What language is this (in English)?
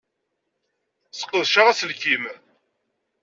Kabyle